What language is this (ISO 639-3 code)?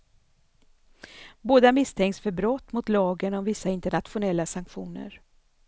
swe